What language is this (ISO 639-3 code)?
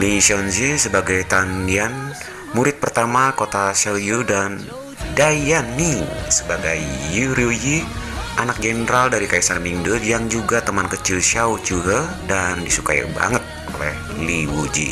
ind